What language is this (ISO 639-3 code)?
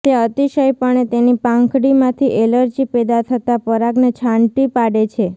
guj